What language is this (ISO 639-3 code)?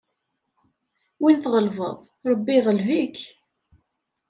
kab